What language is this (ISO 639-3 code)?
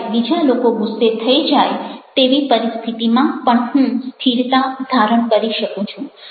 guj